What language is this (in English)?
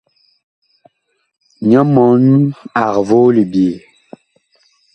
Bakoko